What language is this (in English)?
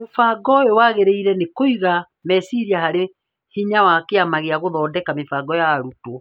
Kikuyu